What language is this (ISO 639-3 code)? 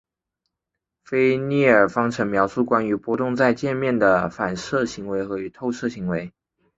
zho